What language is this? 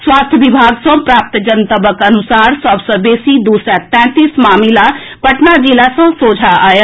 Maithili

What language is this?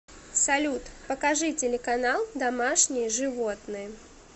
Russian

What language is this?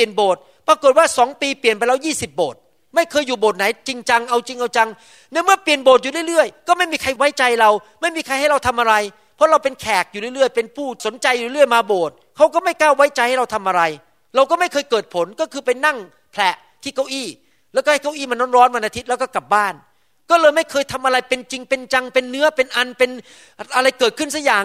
Thai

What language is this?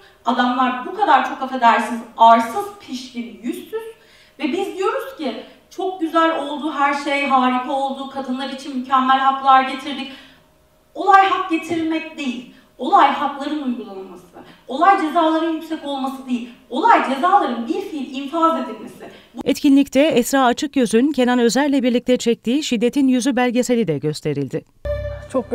Turkish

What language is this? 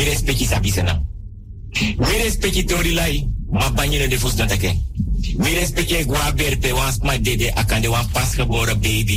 Dutch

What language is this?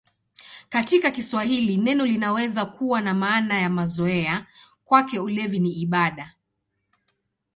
Swahili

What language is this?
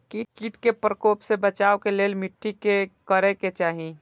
Maithili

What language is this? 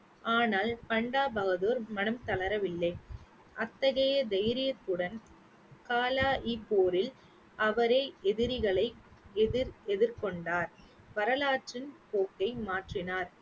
Tamil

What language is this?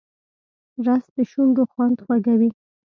Pashto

